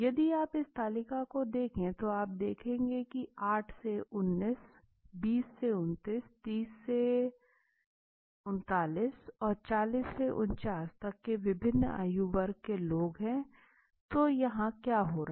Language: Hindi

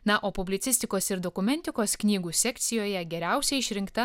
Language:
Lithuanian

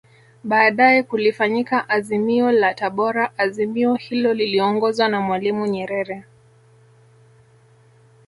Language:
Swahili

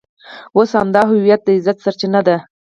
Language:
Pashto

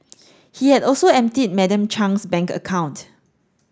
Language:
English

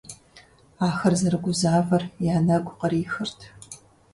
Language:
Kabardian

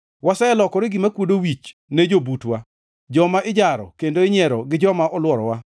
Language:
Luo (Kenya and Tanzania)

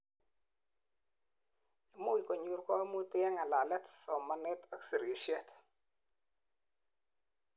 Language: Kalenjin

